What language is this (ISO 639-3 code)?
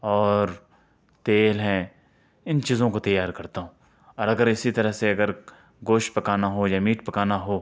urd